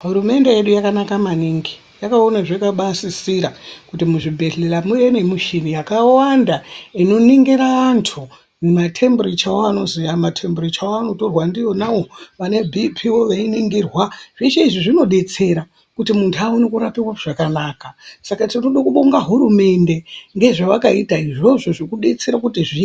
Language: Ndau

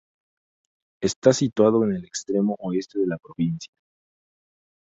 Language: Spanish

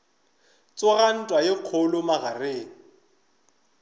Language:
Northern Sotho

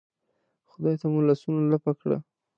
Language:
Pashto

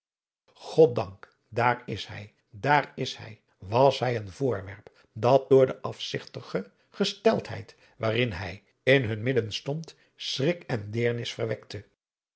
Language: Dutch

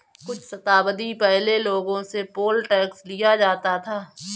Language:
Hindi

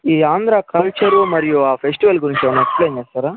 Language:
Telugu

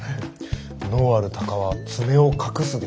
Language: Japanese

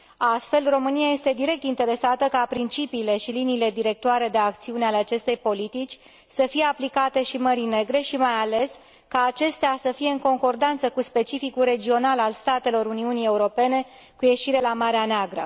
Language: Romanian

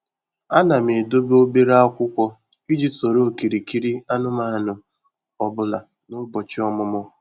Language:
Igbo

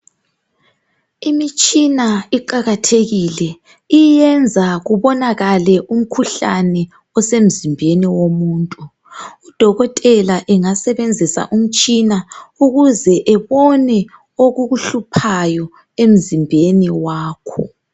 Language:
North Ndebele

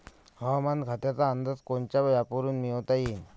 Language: Marathi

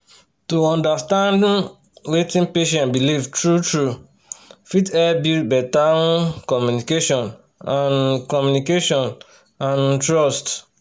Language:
Nigerian Pidgin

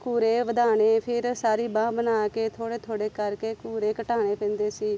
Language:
Punjabi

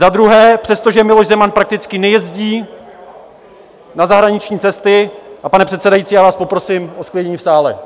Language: Czech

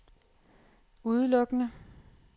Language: Danish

